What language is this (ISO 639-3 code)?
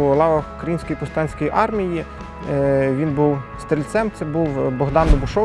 ukr